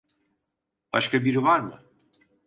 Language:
Turkish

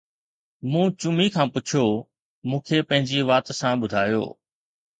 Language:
Sindhi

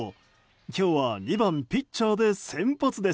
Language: Japanese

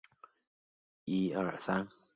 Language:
Chinese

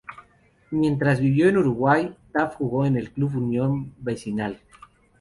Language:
Spanish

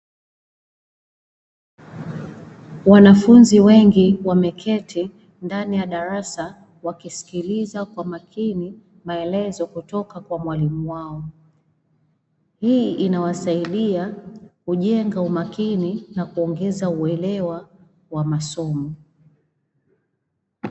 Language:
Swahili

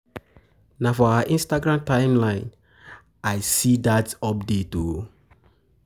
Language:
Nigerian Pidgin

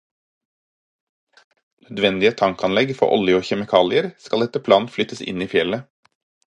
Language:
Norwegian Bokmål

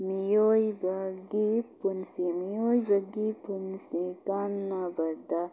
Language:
Manipuri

